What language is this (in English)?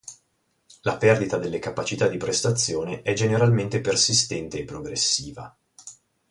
Italian